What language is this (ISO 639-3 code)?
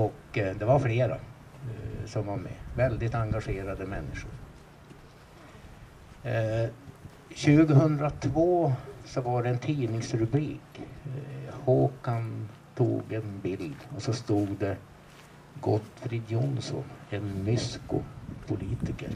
swe